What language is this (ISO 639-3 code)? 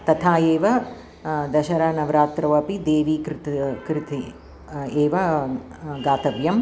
san